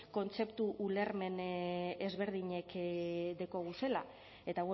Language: Basque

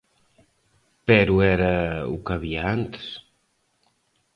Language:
Galician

